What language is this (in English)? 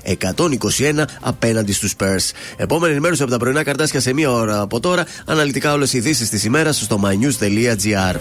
Greek